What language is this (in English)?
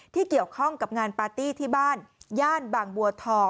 Thai